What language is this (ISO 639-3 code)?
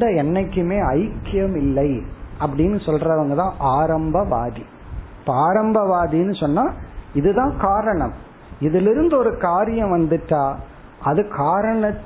tam